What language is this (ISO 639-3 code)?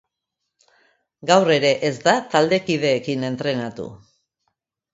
eus